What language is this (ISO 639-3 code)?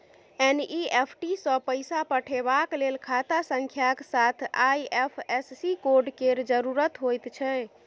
mai